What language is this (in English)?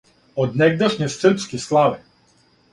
Serbian